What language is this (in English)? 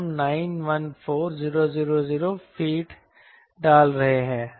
Hindi